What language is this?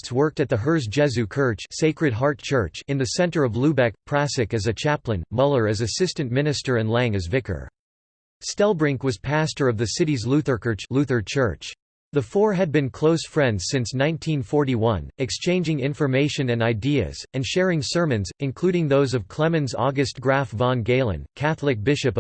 English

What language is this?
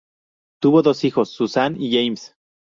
Spanish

